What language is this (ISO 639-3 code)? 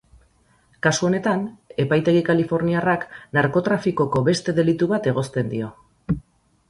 eus